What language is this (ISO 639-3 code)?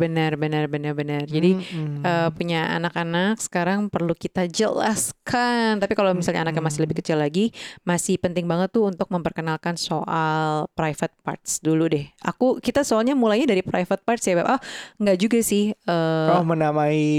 ind